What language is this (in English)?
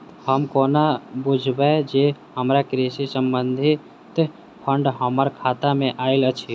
Maithili